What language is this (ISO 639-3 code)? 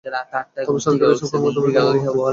ben